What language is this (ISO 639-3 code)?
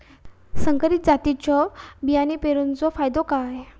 mar